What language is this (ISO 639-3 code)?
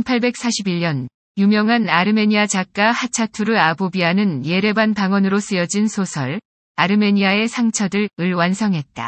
kor